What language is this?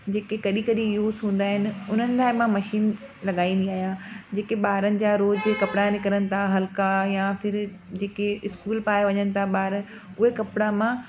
Sindhi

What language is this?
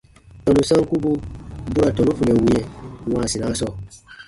Baatonum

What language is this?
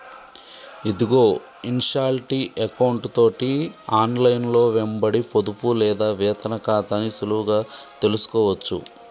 Telugu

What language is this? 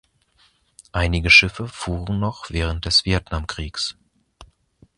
German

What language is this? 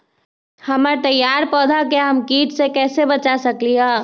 Magahi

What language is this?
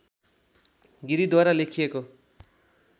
Nepali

